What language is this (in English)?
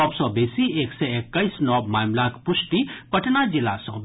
Maithili